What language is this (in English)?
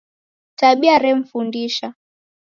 Taita